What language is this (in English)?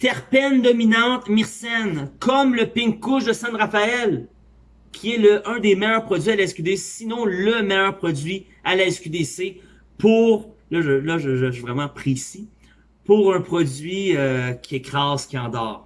French